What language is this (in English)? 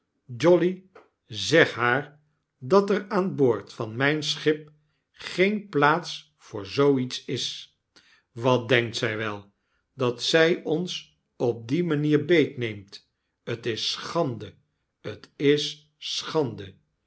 Dutch